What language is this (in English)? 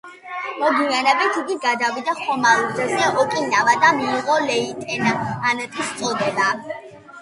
Georgian